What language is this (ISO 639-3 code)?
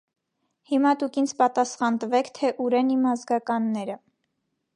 hye